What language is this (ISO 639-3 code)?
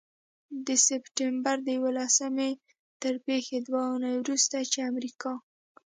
pus